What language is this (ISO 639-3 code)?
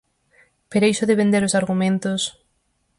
glg